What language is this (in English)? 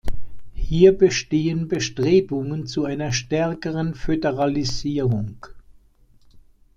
German